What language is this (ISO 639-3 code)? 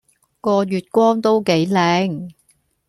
yue